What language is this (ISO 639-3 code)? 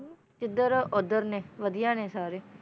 pan